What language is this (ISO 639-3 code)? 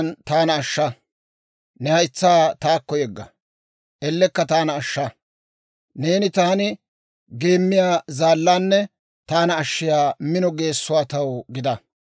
dwr